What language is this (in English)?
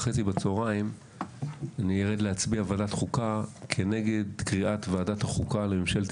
Hebrew